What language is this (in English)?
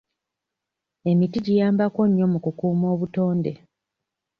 Ganda